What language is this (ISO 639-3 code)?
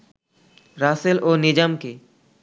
ben